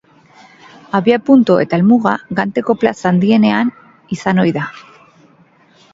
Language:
Basque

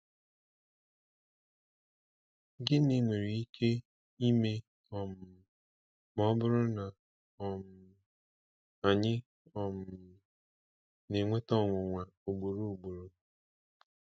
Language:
Igbo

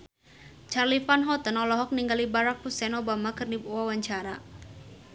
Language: Sundanese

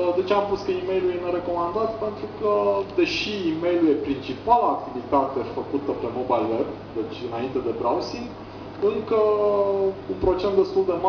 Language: Romanian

